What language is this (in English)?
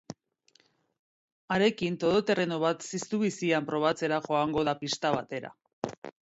Basque